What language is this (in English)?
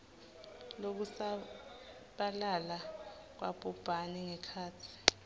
Swati